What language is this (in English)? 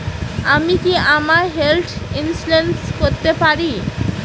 Bangla